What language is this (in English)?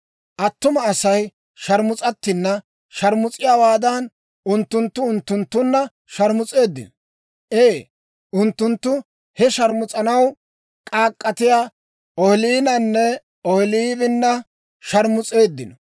Dawro